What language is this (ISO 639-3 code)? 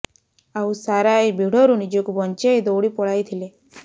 ori